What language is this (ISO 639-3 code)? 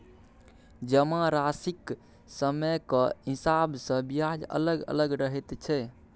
mai